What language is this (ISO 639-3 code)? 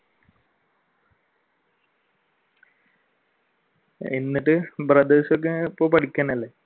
mal